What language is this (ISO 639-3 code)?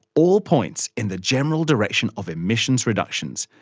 eng